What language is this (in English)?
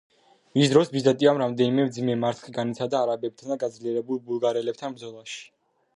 Georgian